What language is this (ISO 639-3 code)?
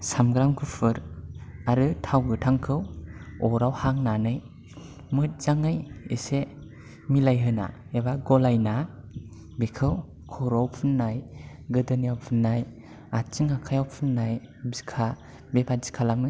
brx